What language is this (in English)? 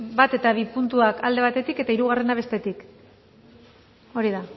Basque